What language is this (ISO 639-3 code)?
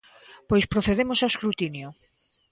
glg